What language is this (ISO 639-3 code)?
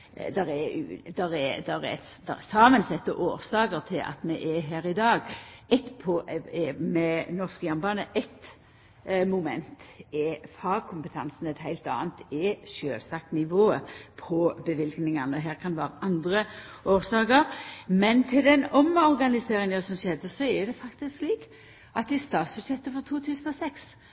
nno